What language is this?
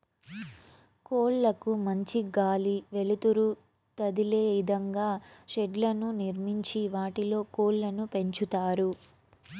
Telugu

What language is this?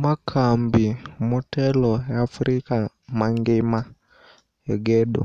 Luo (Kenya and Tanzania)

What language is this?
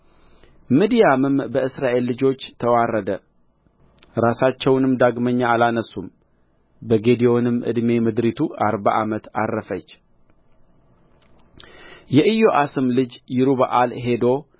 Amharic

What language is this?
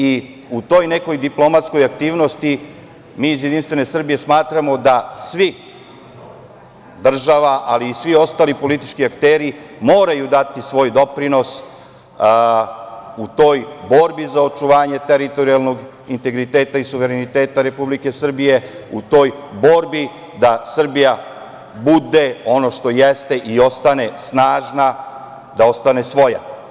Serbian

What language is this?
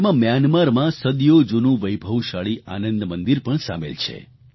Gujarati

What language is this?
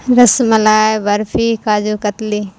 Urdu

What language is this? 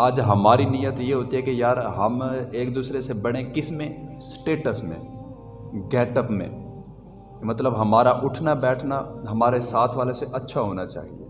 Urdu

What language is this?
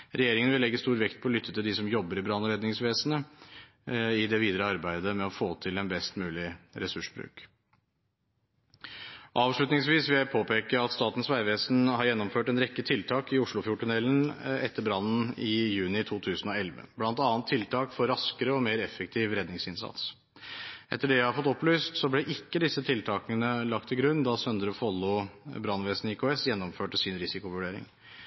Norwegian Bokmål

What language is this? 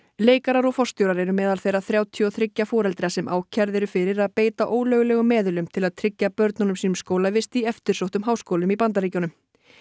Icelandic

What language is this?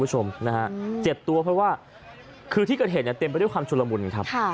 Thai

